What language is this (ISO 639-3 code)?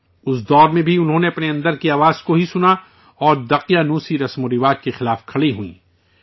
urd